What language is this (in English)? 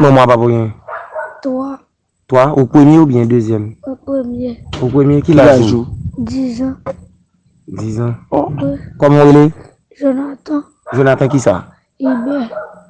French